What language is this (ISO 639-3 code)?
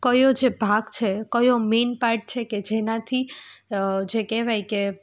guj